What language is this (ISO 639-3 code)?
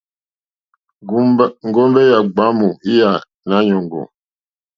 bri